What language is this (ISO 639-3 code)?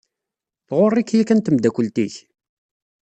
kab